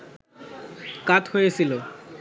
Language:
Bangla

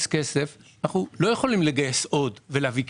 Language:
Hebrew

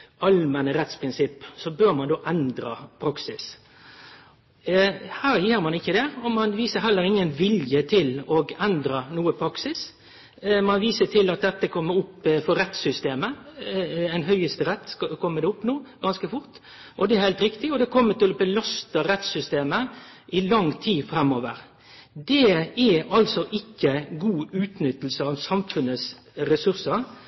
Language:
Norwegian Nynorsk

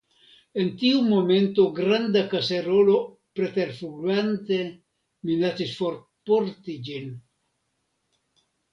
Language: Esperanto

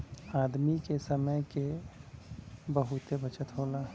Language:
Bhojpuri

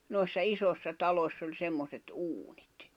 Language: Finnish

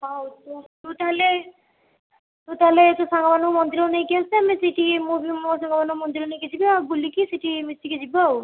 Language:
Odia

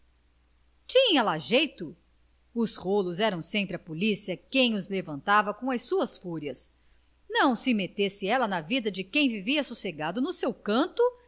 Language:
Portuguese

